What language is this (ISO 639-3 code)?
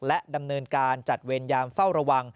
tha